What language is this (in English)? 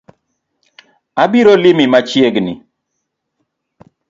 Luo (Kenya and Tanzania)